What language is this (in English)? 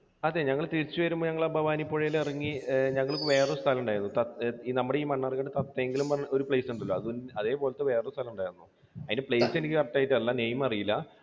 Malayalam